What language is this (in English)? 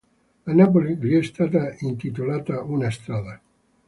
Italian